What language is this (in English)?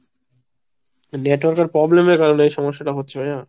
Bangla